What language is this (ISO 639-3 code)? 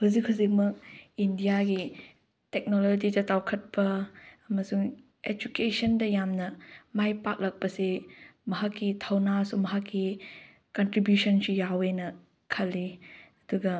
mni